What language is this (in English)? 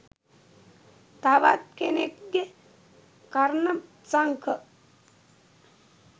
Sinhala